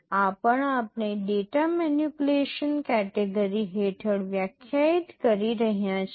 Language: Gujarati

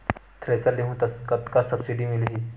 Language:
Chhattisgarhi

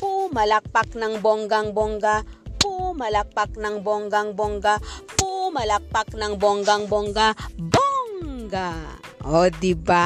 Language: Filipino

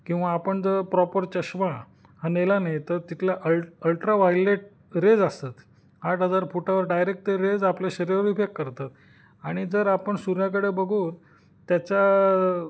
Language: Marathi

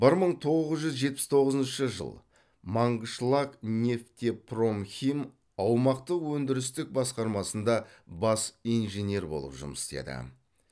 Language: Kazakh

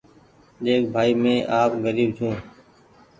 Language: Goaria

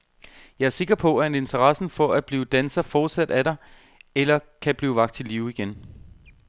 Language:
Danish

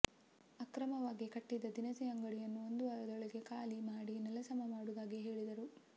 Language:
Kannada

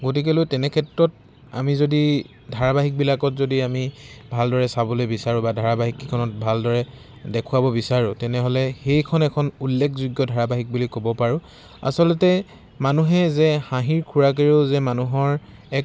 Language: Assamese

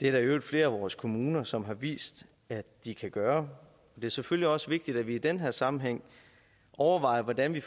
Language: Danish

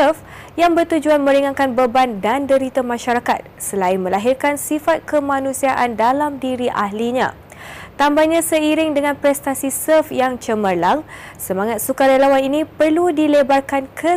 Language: Malay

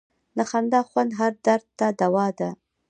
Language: Pashto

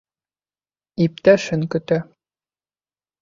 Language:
Bashkir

